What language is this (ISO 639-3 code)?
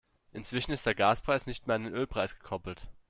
deu